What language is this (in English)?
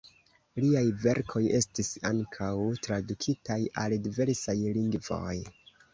Esperanto